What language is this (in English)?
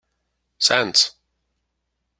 Kabyle